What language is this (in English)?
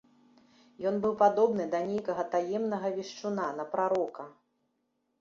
Belarusian